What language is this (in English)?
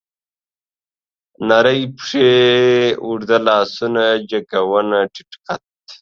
Pashto